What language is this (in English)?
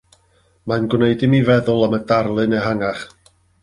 Welsh